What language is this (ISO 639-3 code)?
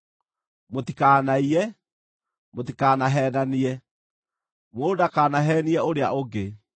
kik